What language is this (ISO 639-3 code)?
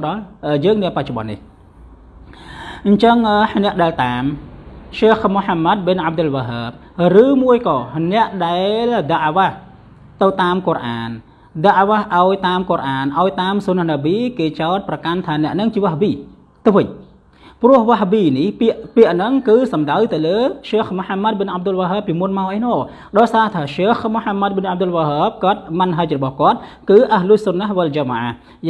ind